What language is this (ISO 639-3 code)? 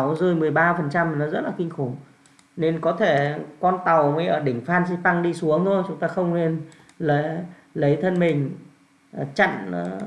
vie